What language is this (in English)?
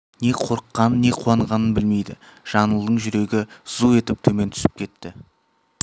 Kazakh